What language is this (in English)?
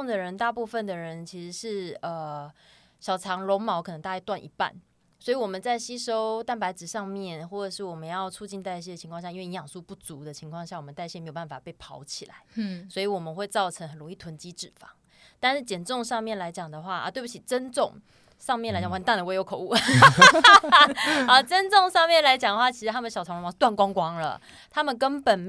Chinese